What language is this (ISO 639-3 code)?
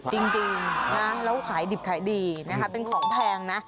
tha